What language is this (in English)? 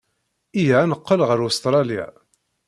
Kabyle